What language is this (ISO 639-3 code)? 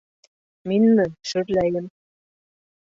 bak